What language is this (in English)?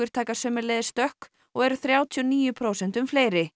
Icelandic